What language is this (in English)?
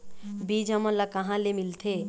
Chhattisgarhi